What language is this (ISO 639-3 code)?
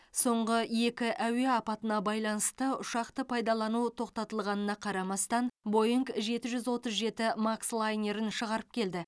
kaz